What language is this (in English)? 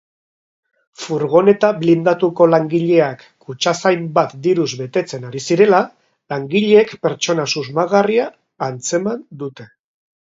Basque